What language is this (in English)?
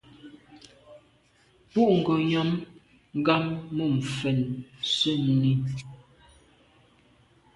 Medumba